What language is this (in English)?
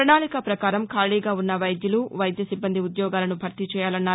Telugu